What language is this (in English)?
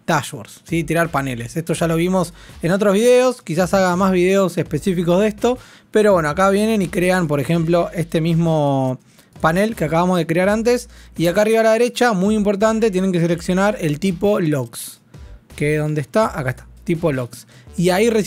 Spanish